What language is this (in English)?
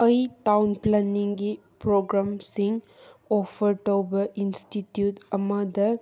Manipuri